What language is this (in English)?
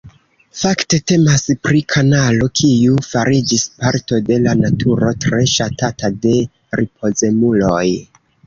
Esperanto